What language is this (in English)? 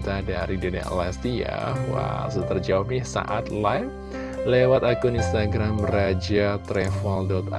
Indonesian